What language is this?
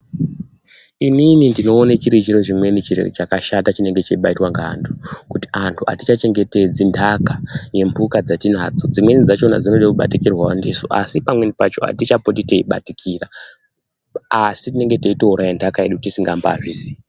Ndau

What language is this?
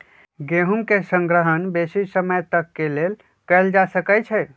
Magahi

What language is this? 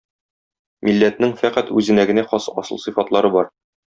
Tatar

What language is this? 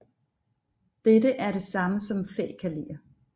Danish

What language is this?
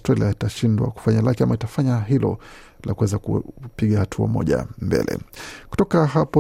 Swahili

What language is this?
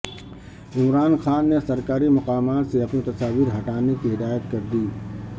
Urdu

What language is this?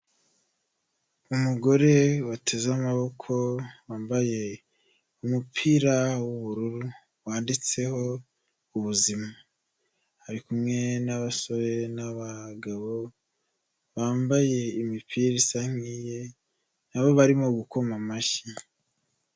Kinyarwanda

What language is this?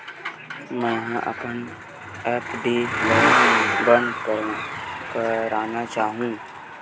Chhattisgarhi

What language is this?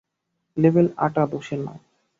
Bangla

